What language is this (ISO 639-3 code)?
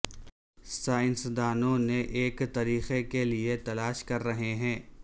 urd